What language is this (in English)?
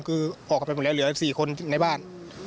Thai